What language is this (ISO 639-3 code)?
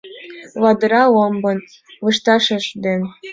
chm